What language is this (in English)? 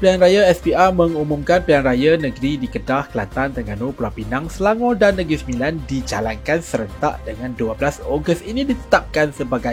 Malay